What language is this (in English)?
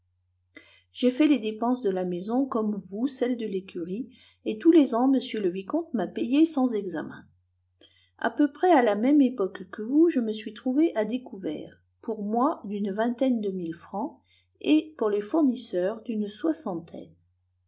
French